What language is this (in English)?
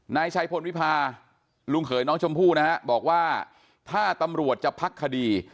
Thai